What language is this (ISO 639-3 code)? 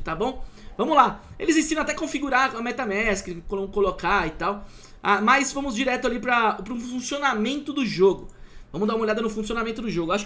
por